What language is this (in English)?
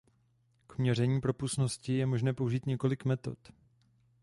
Czech